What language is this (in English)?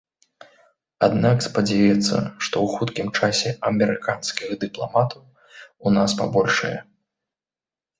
Belarusian